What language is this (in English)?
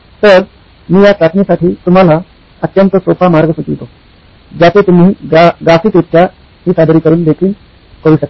Marathi